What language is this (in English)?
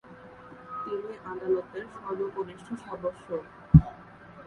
Bangla